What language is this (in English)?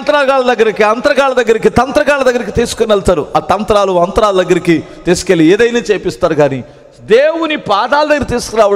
Telugu